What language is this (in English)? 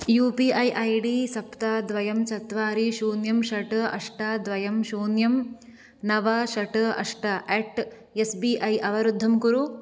Sanskrit